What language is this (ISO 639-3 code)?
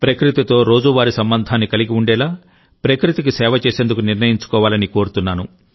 tel